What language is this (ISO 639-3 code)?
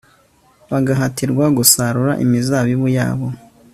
kin